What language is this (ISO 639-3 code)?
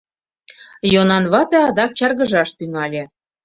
chm